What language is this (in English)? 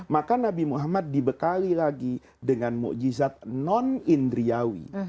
Indonesian